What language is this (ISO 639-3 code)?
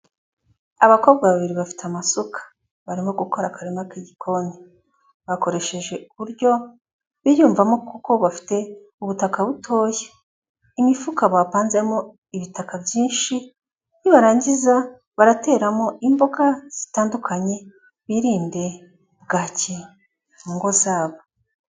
kin